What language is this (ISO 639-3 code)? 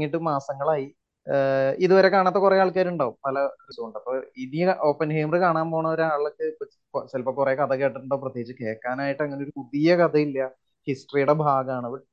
mal